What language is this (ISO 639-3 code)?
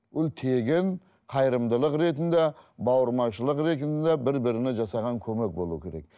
kaz